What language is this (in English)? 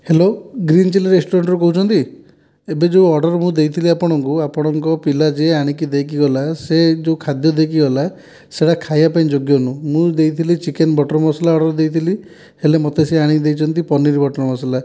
Odia